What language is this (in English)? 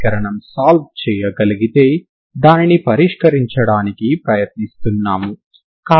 Telugu